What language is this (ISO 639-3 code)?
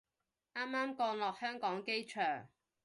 yue